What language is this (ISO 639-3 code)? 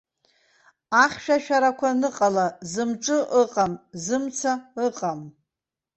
abk